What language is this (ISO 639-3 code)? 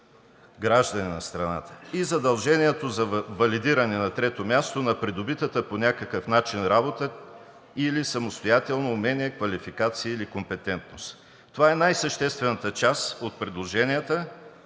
bul